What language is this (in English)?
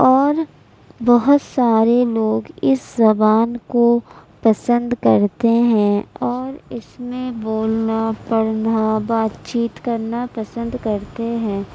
Urdu